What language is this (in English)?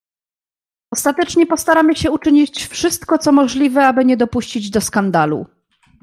Polish